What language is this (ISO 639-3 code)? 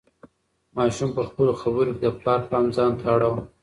pus